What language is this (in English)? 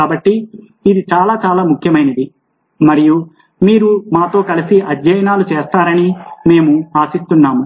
Telugu